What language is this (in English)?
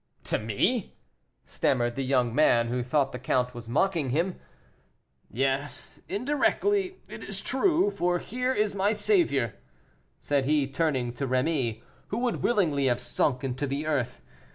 English